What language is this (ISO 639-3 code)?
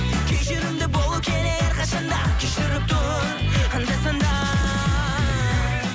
kaz